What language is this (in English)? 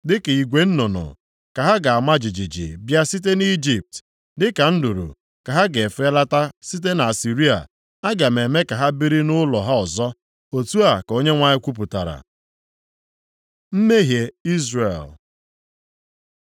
Igbo